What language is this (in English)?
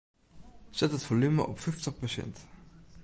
Western Frisian